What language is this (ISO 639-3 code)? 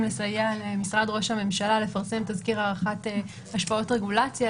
heb